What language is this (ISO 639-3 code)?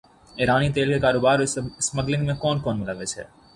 urd